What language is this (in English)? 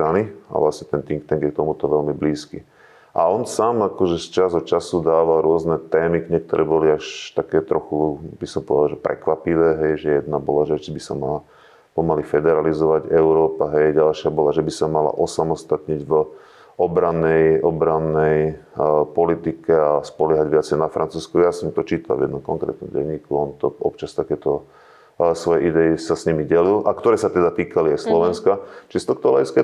Slovak